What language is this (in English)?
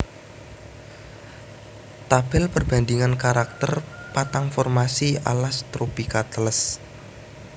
Javanese